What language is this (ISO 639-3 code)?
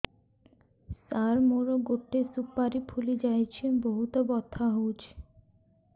ori